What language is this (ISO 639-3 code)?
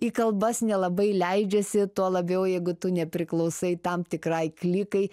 lit